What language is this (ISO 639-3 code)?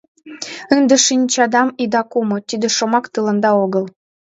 chm